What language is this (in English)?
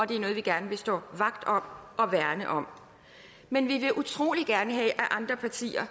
Danish